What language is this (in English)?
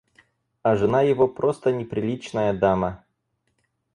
Russian